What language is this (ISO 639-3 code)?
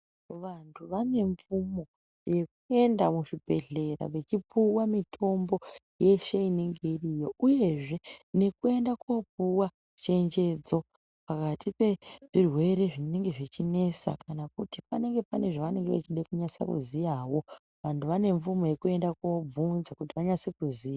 ndc